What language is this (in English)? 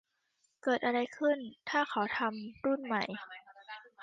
Thai